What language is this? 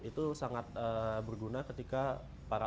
Indonesian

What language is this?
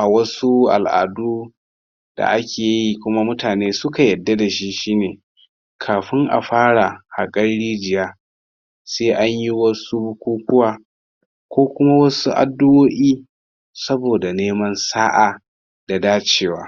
Hausa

